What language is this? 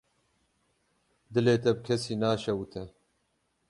Kurdish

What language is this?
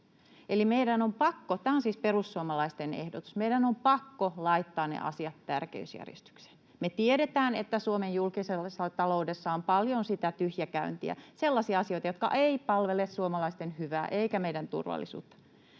Finnish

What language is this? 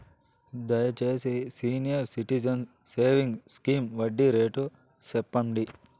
Telugu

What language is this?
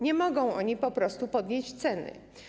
Polish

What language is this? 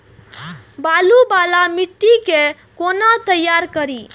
Maithili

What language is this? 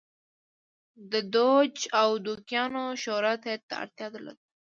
Pashto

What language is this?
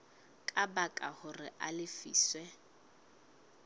Southern Sotho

